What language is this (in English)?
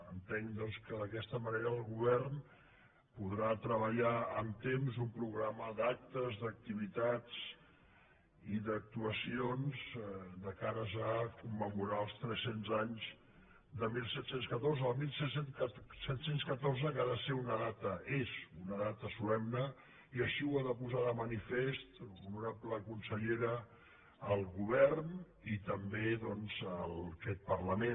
Catalan